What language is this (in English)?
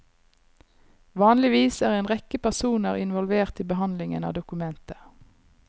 Norwegian